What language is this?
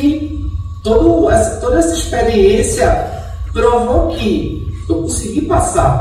Portuguese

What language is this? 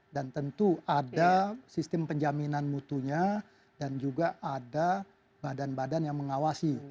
Indonesian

